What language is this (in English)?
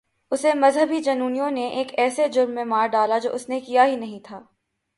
Urdu